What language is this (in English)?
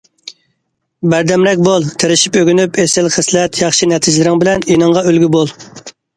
Uyghur